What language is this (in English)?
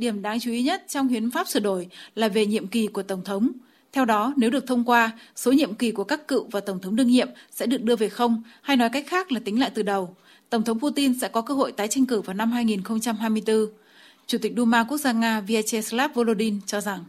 Vietnamese